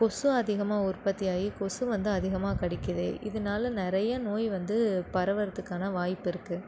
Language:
Tamil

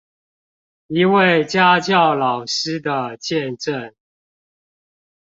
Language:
Chinese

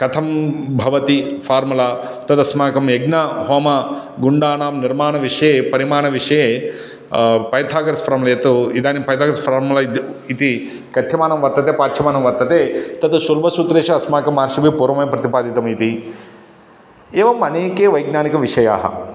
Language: Sanskrit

